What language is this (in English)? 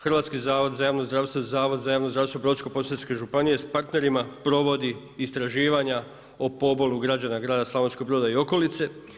Croatian